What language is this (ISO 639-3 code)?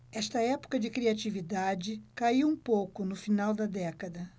por